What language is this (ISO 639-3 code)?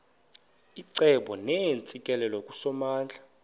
xho